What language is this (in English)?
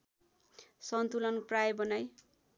Nepali